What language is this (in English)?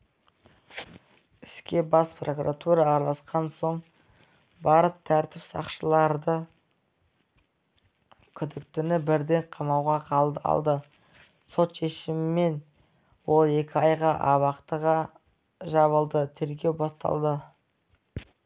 Kazakh